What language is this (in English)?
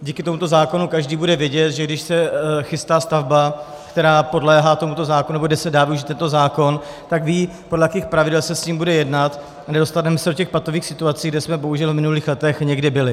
Czech